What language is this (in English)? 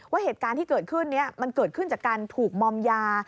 Thai